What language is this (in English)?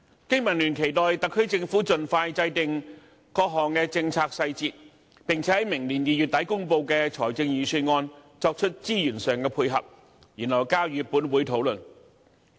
Cantonese